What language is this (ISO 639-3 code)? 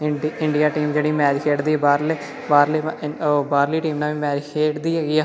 pan